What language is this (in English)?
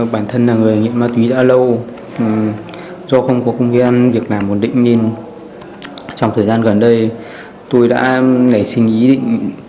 Vietnamese